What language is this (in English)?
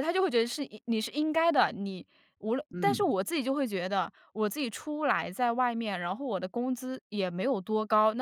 Chinese